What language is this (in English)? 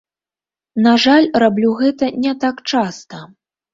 Belarusian